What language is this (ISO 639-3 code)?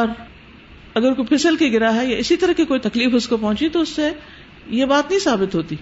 urd